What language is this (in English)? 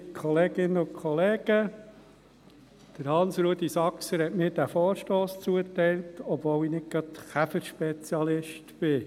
Swiss German